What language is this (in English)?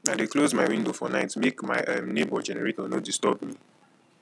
Nigerian Pidgin